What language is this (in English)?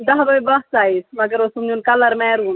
Kashmiri